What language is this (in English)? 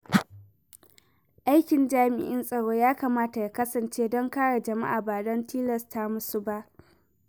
Hausa